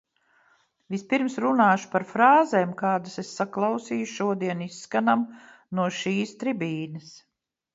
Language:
Latvian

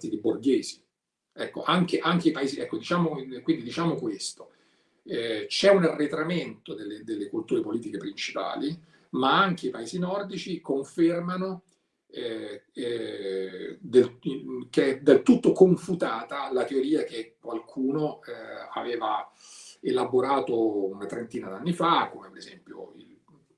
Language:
Italian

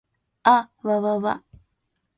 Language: Japanese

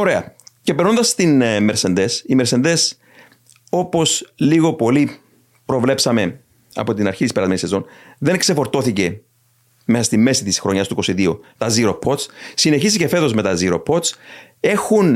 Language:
Greek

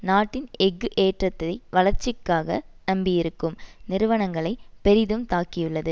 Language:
Tamil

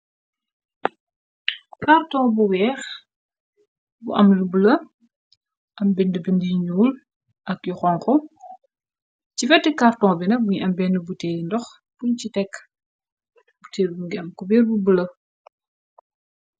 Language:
Wolof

